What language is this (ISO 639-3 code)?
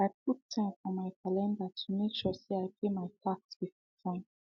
pcm